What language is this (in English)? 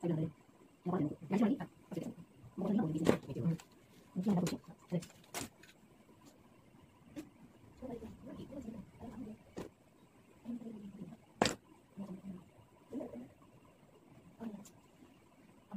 Indonesian